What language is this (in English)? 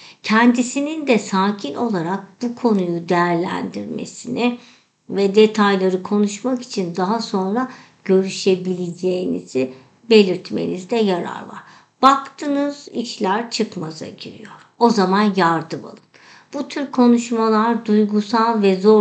Turkish